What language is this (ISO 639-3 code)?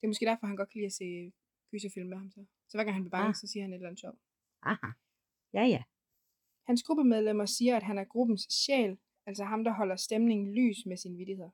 dan